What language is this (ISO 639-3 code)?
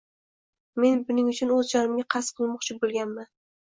uzb